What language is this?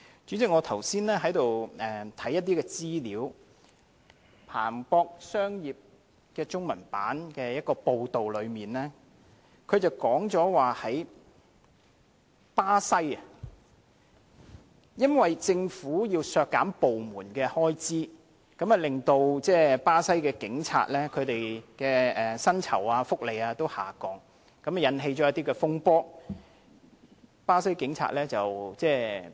Cantonese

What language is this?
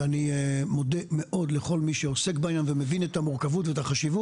Hebrew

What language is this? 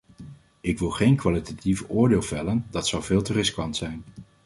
Dutch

